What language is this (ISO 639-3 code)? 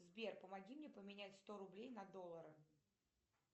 rus